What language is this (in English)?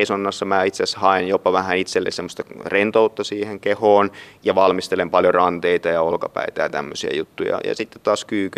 Finnish